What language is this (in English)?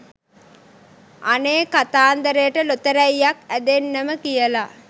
Sinhala